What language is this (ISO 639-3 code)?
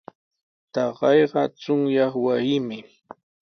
qws